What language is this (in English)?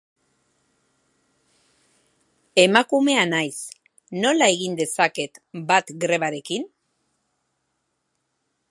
Basque